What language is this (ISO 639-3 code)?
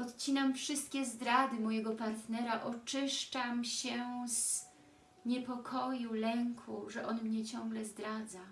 pol